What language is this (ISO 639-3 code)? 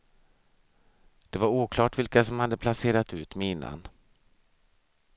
swe